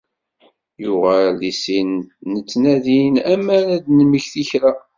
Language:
Kabyle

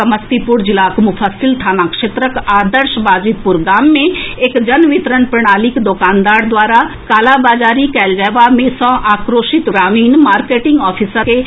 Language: Maithili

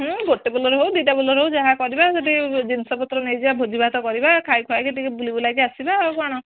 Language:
Odia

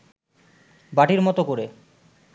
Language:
Bangla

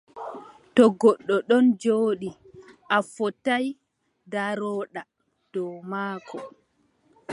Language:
Adamawa Fulfulde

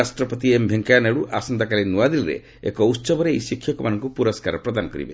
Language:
Odia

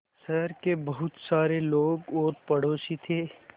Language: Hindi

